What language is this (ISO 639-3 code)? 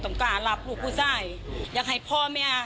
tha